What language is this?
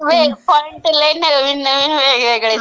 Marathi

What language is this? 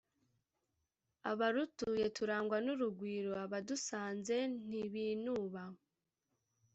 Kinyarwanda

